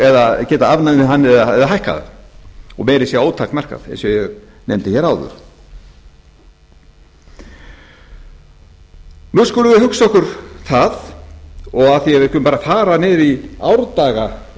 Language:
Icelandic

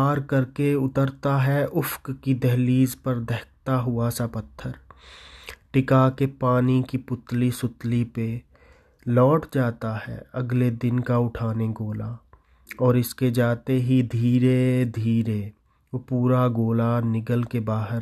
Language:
Urdu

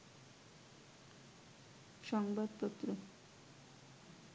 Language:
Bangla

